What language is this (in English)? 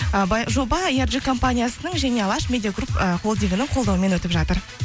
Kazakh